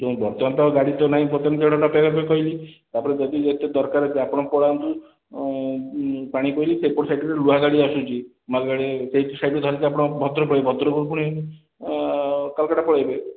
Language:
Odia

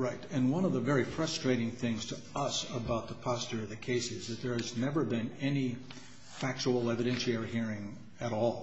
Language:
English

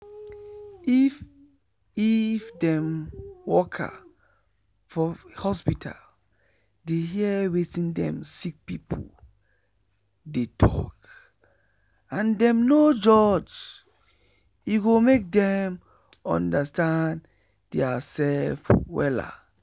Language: Nigerian Pidgin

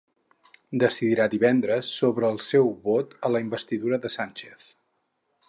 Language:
Catalan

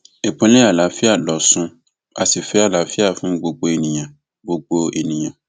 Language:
Yoruba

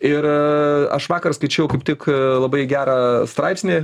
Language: Lithuanian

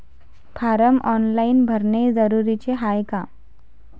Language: Marathi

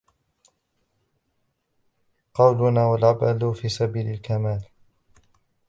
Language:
Arabic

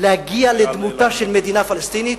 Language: Hebrew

